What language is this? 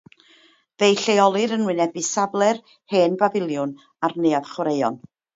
Welsh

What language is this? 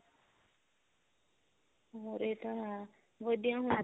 Punjabi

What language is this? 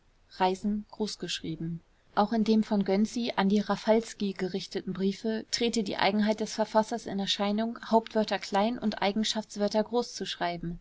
German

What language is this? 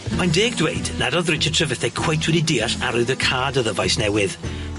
Welsh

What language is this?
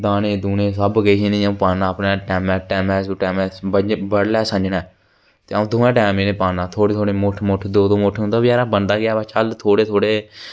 Dogri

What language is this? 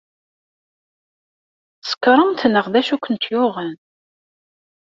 Kabyle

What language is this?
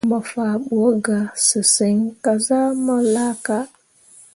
Mundang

